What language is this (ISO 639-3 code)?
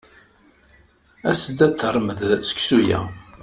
kab